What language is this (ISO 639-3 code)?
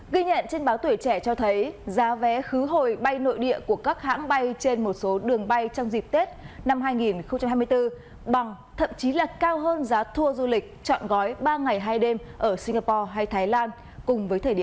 vie